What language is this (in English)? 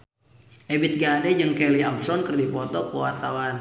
Sundanese